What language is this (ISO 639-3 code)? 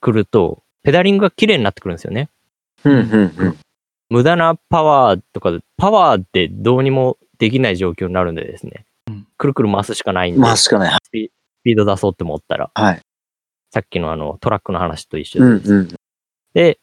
jpn